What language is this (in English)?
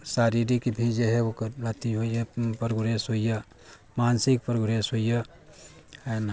Maithili